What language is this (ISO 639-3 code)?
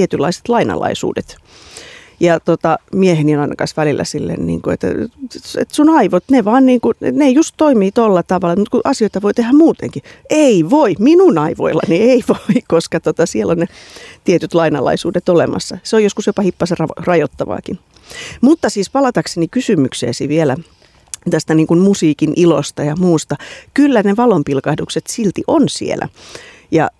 fin